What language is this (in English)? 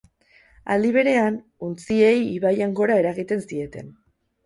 Basque